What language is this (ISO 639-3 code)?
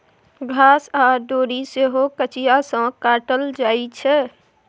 mai